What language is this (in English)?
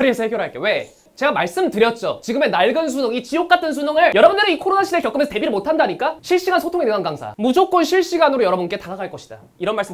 Korean